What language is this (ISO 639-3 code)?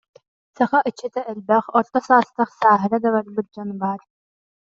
sah